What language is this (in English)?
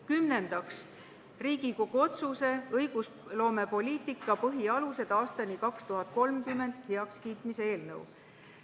Estonian